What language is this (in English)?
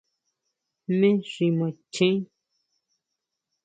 Huautla Mazatec